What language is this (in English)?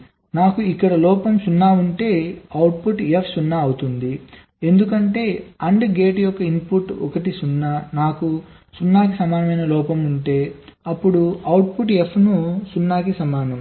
Telugu